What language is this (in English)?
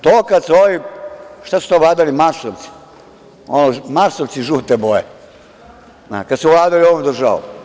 Serbian